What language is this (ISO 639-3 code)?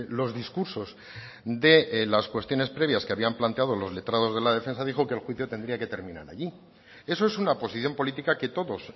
spa